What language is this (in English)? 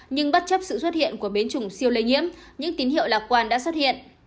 Vietnamese